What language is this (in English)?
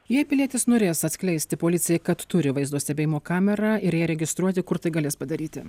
Lithuanian